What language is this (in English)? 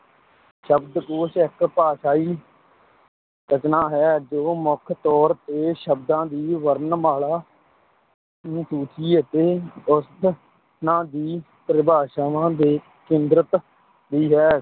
Punjabi